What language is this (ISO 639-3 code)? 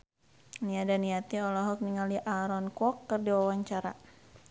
sun